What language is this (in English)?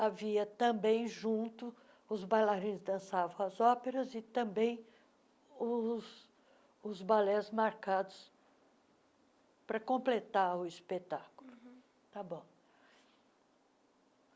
Portuguese